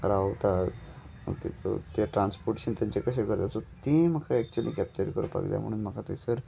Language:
Konkani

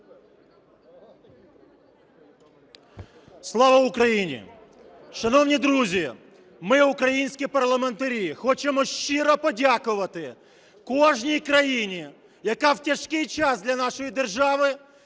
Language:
Ukrainian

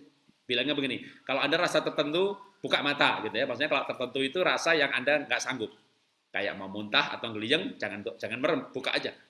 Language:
Indonesian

